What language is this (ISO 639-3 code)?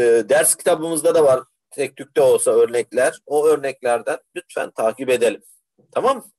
tur